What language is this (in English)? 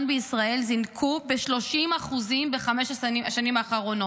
Hebrew